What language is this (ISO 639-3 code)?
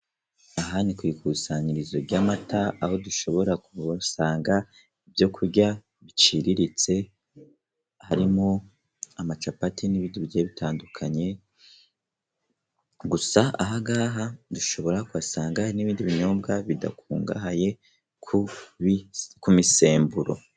kin